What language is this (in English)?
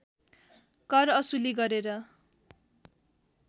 Nepali